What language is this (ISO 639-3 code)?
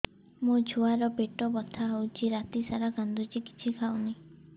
ori